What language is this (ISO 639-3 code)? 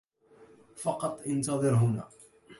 ara